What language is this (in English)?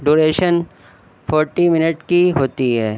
Urdu